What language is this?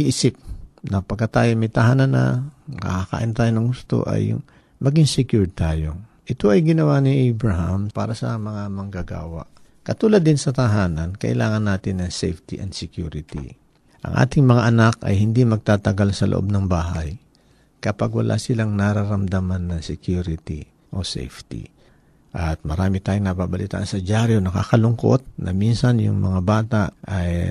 Filipino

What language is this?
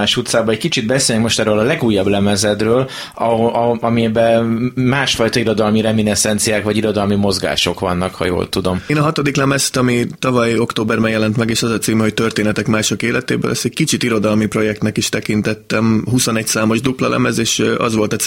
Hungarian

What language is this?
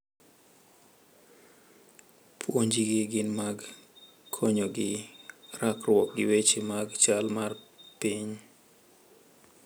Luo (Kenya and Tanzania)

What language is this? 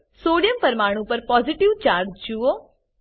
Gujarati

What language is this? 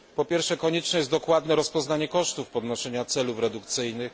Polish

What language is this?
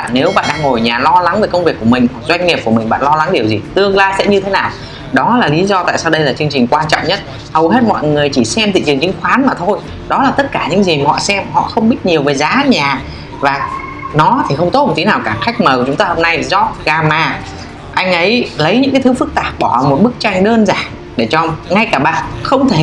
Vietnamese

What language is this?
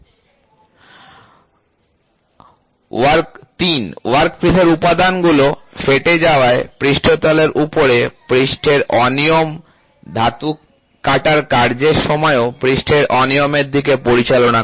Bangla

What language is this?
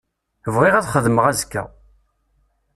Kabyle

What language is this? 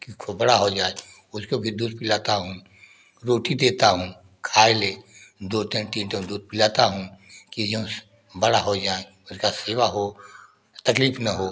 Hindi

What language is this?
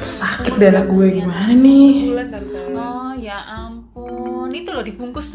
Indonesian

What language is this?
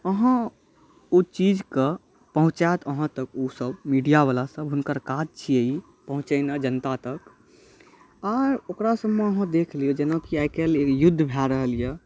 Maithili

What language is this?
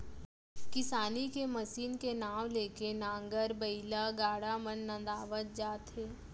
Chhattisgarhi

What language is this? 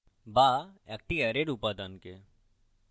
Bangla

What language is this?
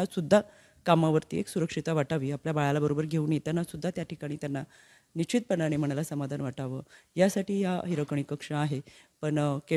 Marathi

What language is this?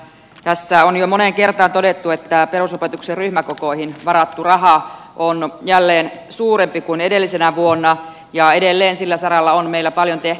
Finnish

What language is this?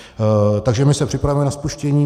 Czech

